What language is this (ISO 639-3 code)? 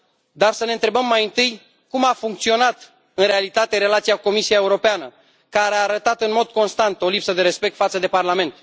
ron